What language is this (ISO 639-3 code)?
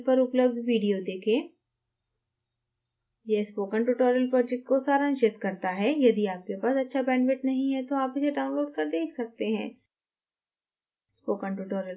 hin